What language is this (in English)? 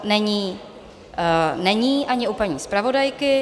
Czech